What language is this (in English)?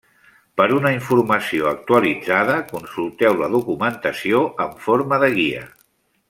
Catalan